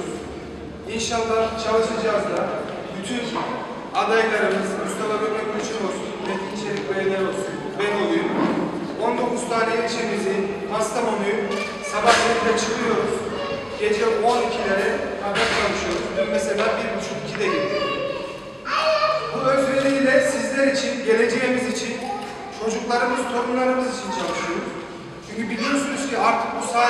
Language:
Turkish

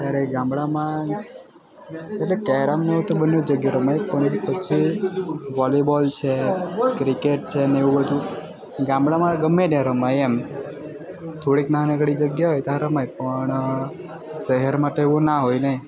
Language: Gujarati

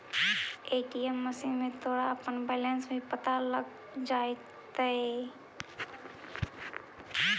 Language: Magahi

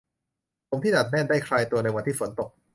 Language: Thai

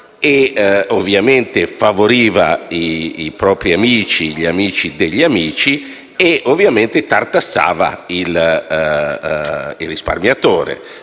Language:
Italian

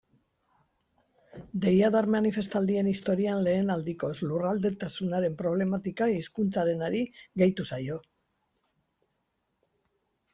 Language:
Basque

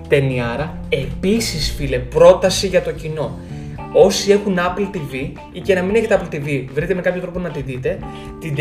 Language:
Greek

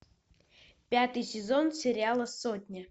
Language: Russian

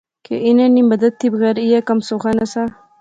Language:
Pahari-Potwari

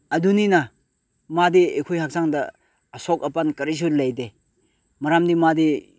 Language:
Manipuri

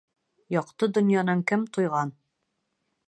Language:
Bashkir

